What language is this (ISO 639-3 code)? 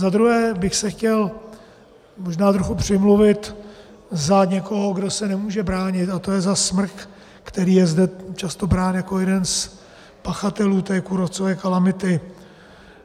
ces